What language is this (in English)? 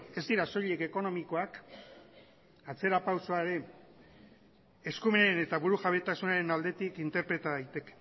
Basque